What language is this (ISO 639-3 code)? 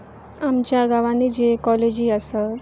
kok